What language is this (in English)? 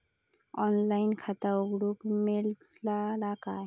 Marathi